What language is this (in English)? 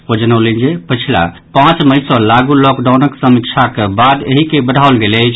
Maithili